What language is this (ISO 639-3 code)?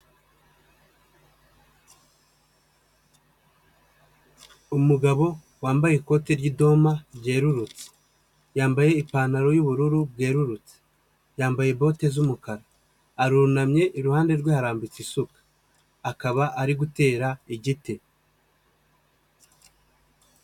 kin